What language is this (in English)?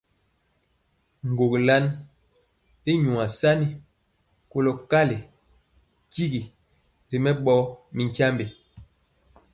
Mpiemo